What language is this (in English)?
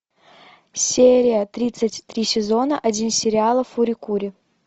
Russian